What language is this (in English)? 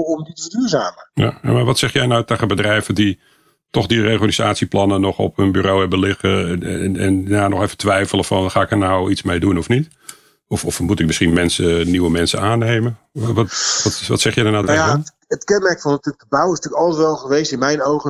Dutch